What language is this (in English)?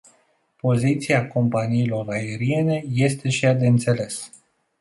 Romanian